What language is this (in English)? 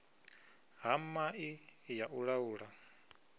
Venda